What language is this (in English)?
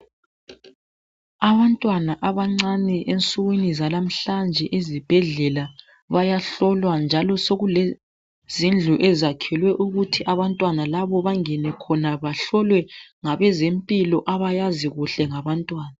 North Ndebele